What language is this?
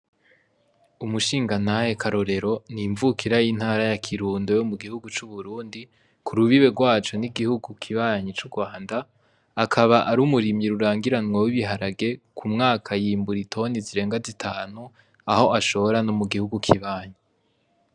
Rundi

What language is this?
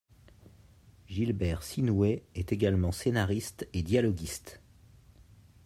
French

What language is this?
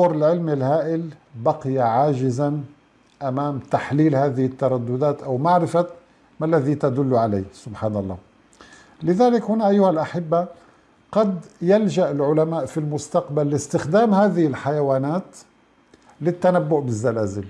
Arabic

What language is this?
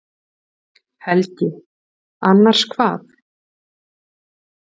Icelandic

